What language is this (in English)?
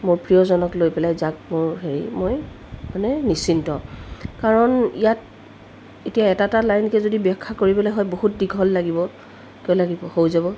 Assamese